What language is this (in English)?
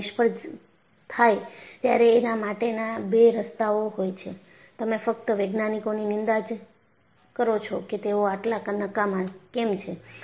Gujarati